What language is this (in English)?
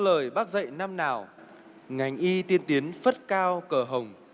Vietnamese